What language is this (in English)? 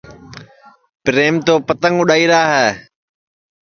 Sansi